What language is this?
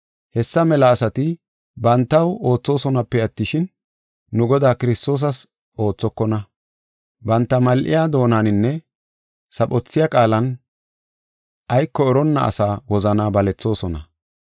Gofa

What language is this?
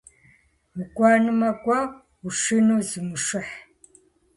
Kabardian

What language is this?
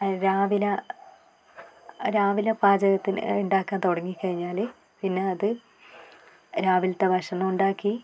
Malayalam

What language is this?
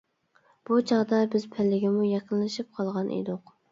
Uyghur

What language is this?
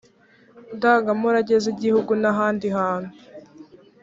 Kinyarwanda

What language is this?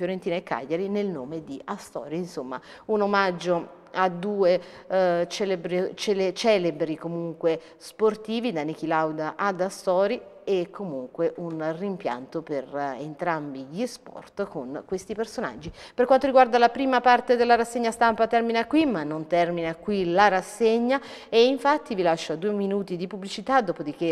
Italian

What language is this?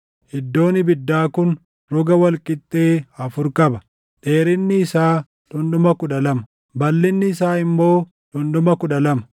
Oromo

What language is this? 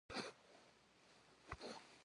Kabardian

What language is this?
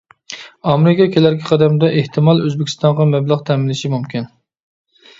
Uyghur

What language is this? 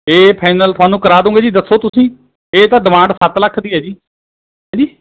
Punjabi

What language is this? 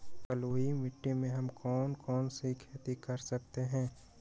Magahi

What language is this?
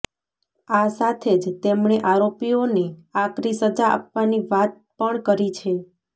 Gujarati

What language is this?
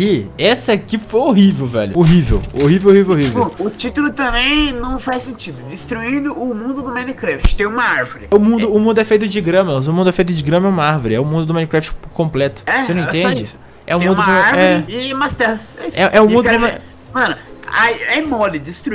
Portuguese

